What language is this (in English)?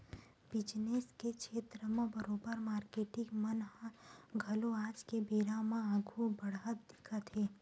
Chhattisgarhi